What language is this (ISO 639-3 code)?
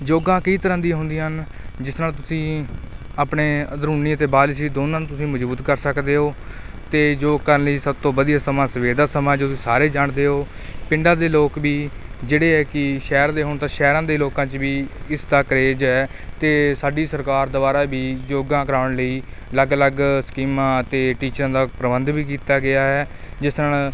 pan